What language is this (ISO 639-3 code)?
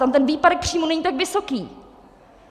ces